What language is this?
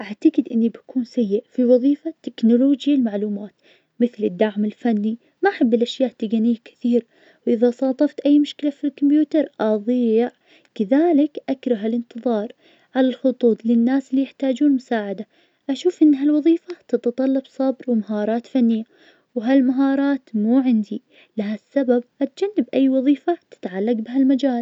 Najdi Arabic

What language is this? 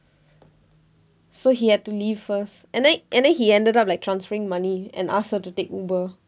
English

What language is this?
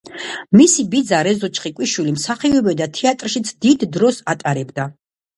Georgian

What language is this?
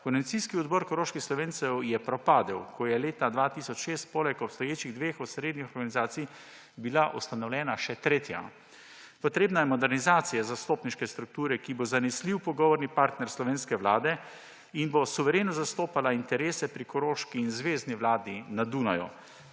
Slovenian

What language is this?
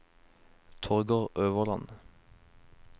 Norwegian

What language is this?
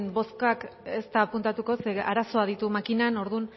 Basque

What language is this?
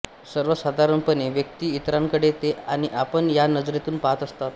Marathi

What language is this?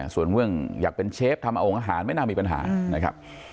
Thai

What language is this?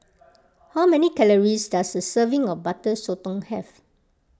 English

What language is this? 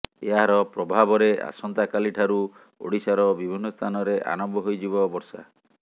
Odia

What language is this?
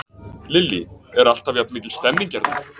Icelandic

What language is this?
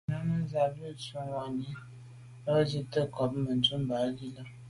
Medumba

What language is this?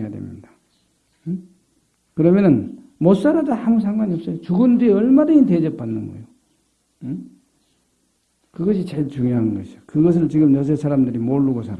Korean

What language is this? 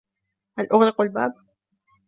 Arabic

